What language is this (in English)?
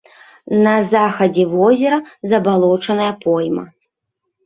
Belarusian